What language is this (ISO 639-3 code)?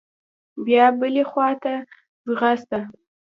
pus